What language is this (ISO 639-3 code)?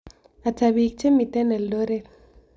kln